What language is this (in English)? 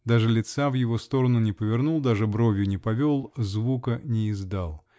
Russian